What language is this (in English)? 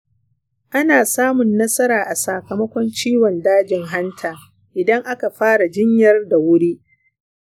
Hausa